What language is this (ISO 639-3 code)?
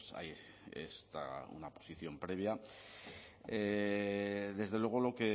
spa